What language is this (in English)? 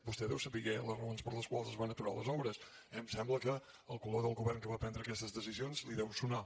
Catalan